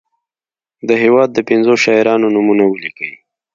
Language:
Pashto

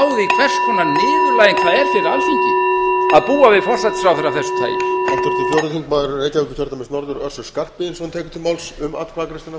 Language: Icelandic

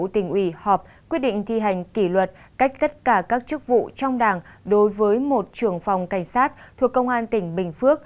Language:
Vietnamese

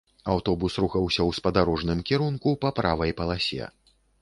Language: Belarusian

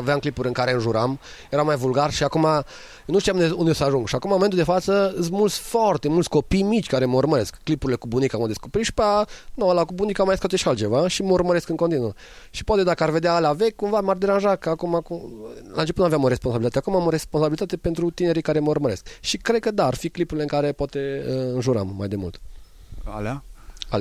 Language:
Romanian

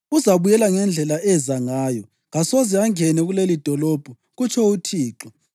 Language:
North Ndebele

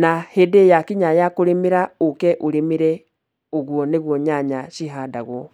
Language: Kikuyu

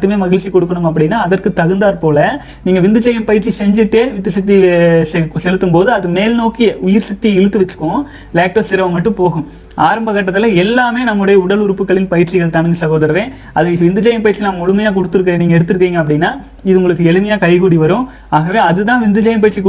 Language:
Tamil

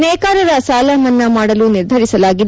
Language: Kannada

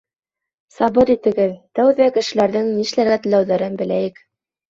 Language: Bashkir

